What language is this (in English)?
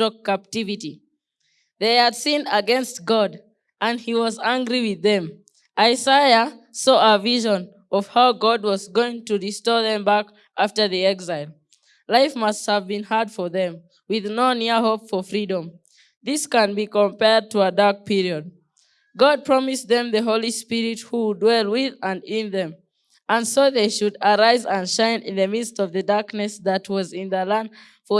English